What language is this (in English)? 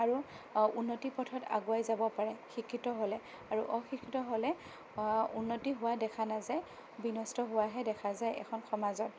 Assamese